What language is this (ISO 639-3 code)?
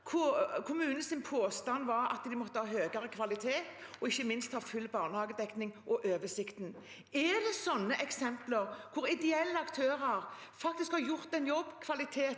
nor